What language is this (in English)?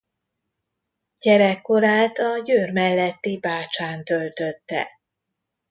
Hungarian